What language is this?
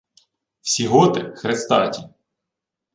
Ukrainian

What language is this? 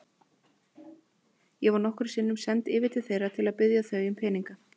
Icelandic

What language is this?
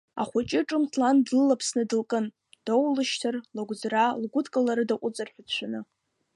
Abkhazian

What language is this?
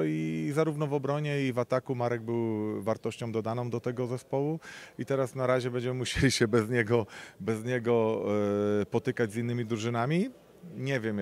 Polish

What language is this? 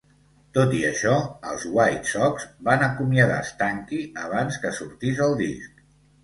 Catalan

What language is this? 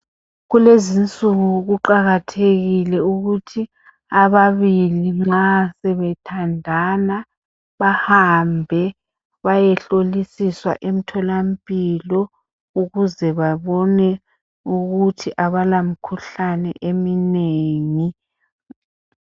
North Ndebele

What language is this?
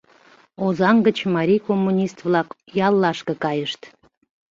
Mari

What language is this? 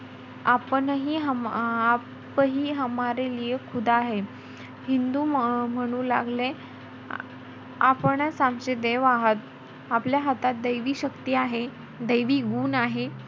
Marathi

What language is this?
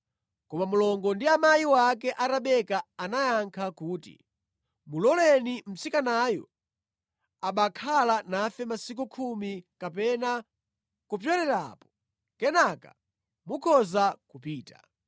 Nyanja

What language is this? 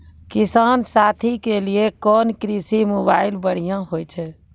Maithili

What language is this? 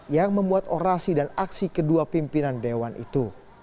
Indonesian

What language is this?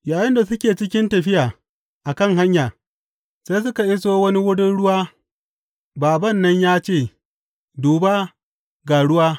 Hausa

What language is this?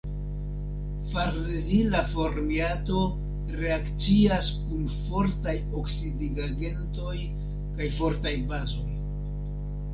Esperanto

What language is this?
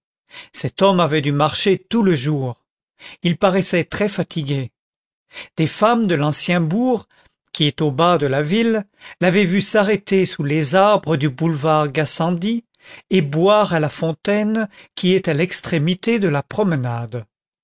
French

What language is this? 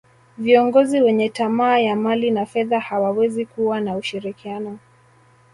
Swahili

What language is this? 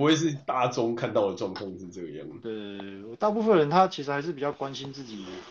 Chinese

